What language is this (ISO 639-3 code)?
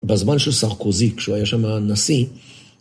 heb